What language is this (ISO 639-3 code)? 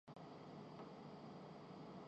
urd